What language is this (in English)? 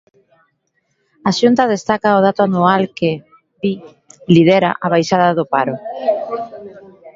Galician